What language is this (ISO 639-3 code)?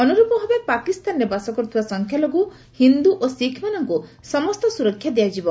ori